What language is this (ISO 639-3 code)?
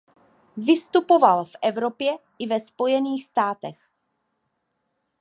ces